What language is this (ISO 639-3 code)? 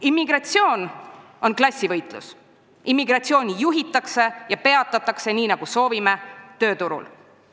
est